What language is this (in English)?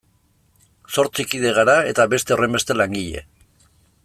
Basque